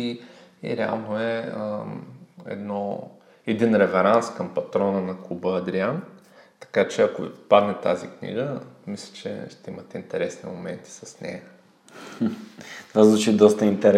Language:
Bulgarian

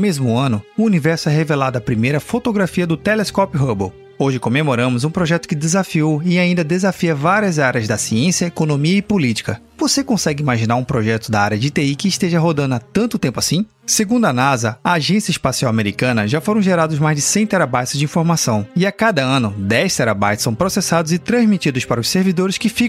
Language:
Portuguese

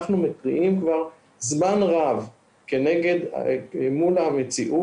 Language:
Hebrew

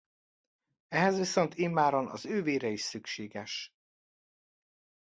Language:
Hungarian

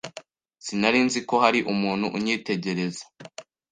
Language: Kinyarwanda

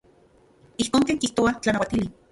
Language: Central Puebla Nahuatl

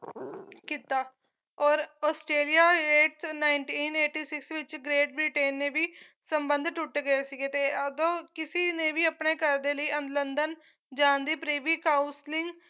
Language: Punjabi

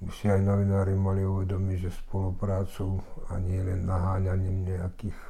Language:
Slovak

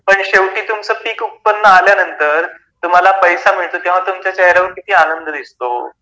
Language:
Marathi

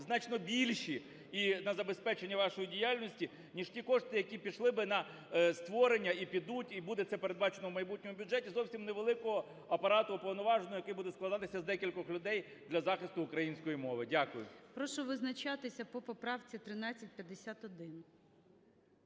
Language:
Ukrainian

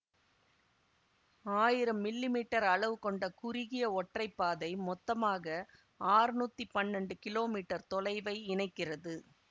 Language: Tamil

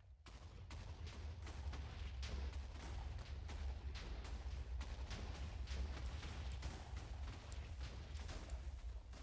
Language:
English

